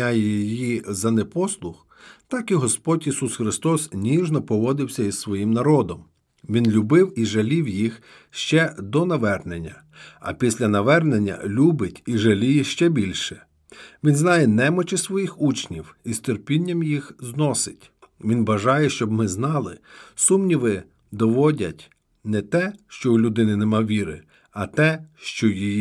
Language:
Ukrainian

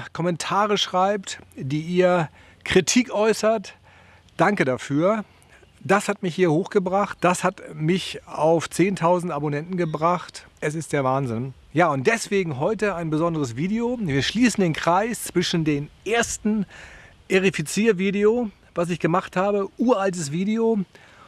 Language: German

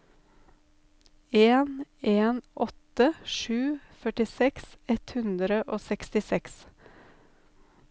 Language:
Norwegian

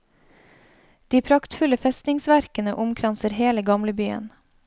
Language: Norwegian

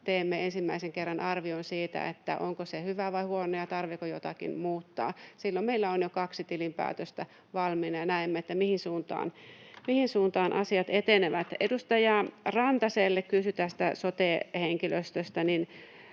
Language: Finnish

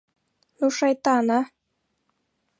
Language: Mari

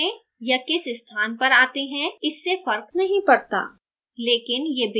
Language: Hindi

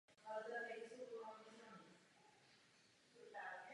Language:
Czech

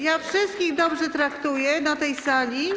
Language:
Polish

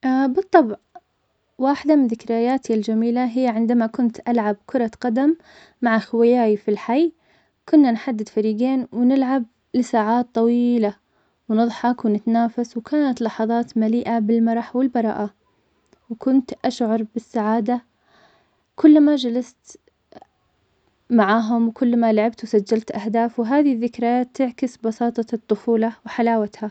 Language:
Omani Arabic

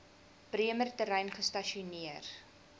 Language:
Afrikaans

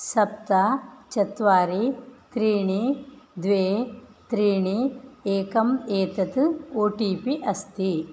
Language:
Sanskrit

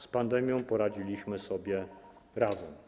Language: Polish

